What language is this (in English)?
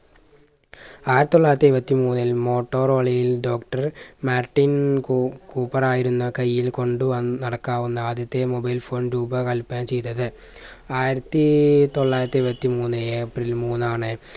Malayalam